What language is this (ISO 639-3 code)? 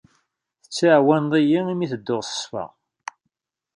kab